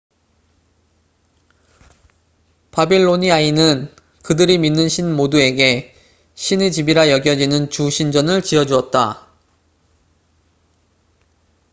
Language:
Korean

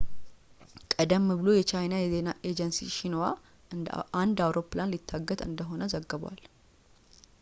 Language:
Amharic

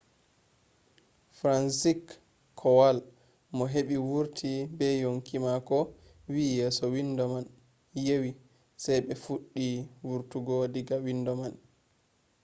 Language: Fula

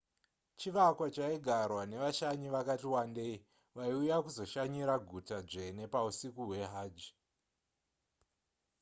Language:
Shona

